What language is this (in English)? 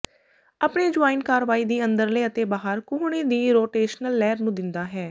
Punjabi